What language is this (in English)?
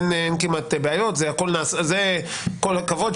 Hebrew